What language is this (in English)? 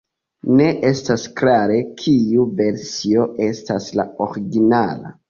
Esperanto